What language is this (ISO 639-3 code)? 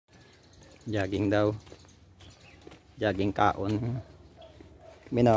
spa